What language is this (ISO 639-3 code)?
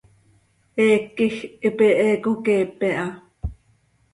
sei